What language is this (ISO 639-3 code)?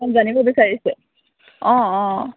asm